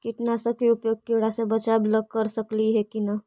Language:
Magahi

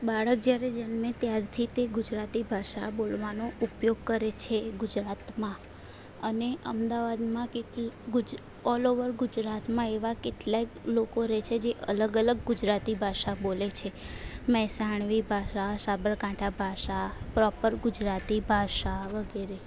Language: Gujarati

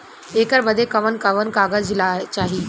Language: Bhojpuri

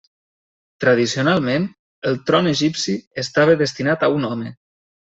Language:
Catalan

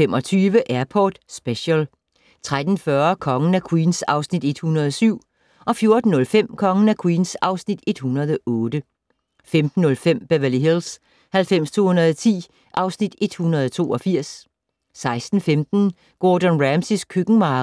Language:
Danish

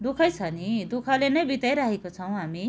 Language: Nepali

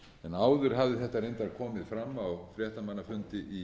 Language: Icelandic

